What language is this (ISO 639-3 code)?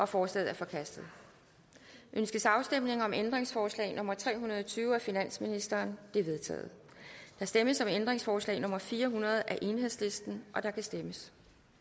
dan